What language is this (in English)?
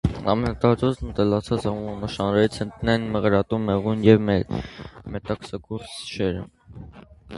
Armenian